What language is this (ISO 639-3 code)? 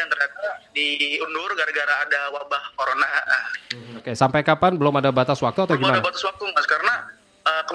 ind